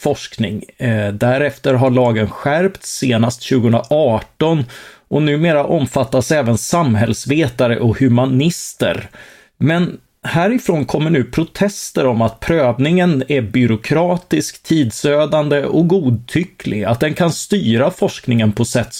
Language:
Swedish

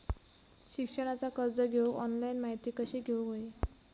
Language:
Marathi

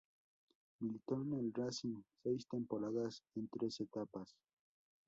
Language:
Spanish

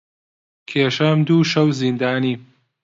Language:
Central Kurdish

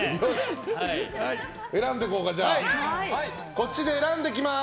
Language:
Japanese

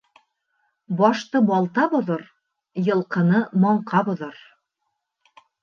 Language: Bashkir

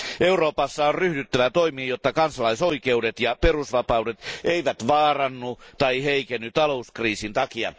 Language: Finnish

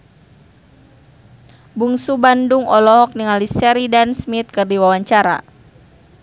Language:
Sundanese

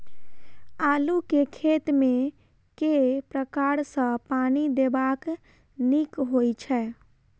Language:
Maithili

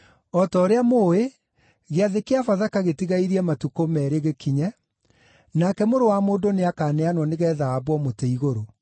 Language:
Kikuyu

